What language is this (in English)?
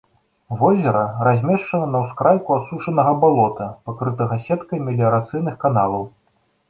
Belarusian